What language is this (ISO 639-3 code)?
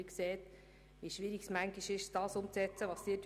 gsw